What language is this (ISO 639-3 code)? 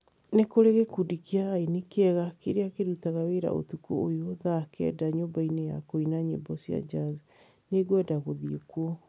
kik